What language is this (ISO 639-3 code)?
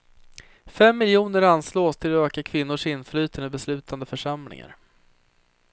swe